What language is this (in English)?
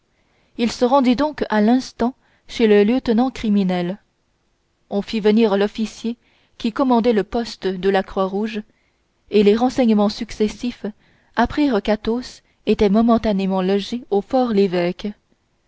French